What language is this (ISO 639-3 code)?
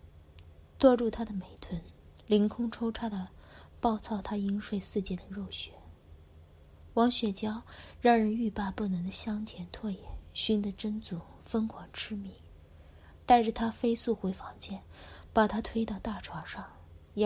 zho